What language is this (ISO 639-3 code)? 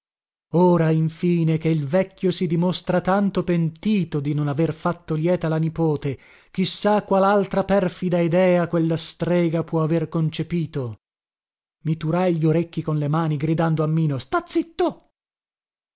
ita